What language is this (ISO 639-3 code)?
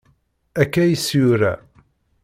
kab